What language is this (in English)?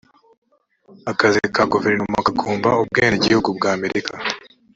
Kinyarwanda